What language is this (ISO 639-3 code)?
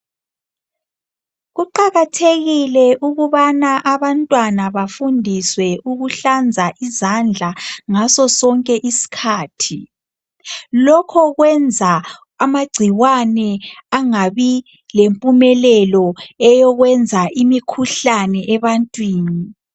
nde